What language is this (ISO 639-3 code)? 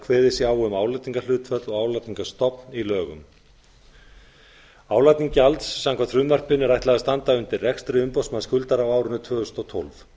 isl